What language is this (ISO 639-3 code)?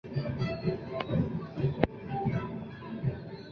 zho